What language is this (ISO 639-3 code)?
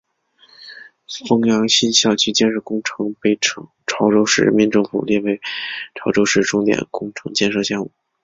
zho